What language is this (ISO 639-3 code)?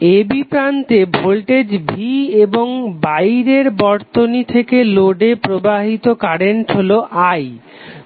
ben